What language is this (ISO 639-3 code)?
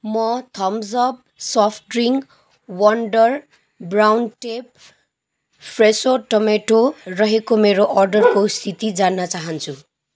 nep